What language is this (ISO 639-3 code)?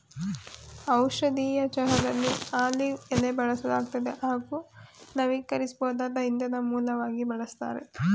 kan